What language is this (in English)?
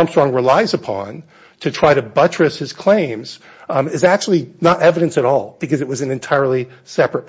English